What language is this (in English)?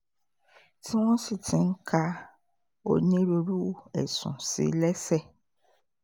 Yoruba